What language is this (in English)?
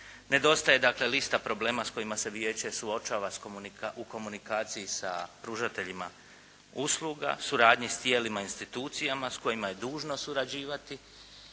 Croatian